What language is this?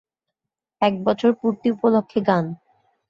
Bangla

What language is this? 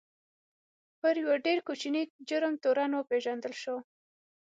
Pashto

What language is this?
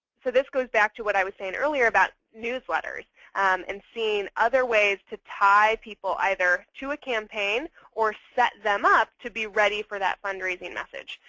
English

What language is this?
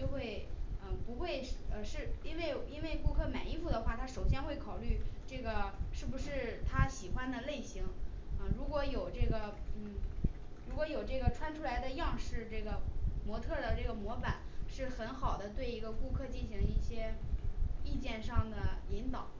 Chinese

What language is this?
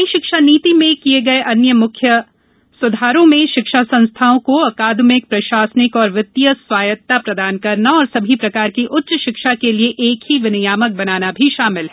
Hindi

